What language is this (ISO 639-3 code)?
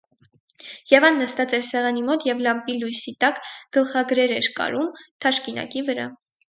hye